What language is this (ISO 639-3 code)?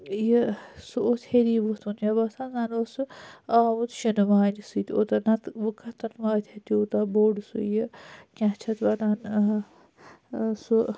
kas